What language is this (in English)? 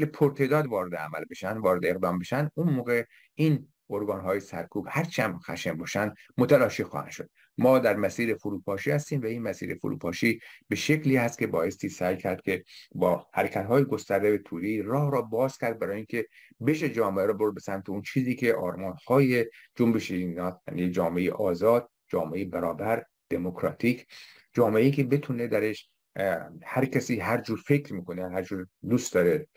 Persian